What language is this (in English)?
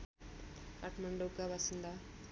Nepali